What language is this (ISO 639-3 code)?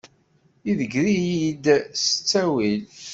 kab